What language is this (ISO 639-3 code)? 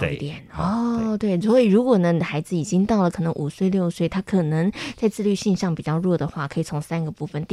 zho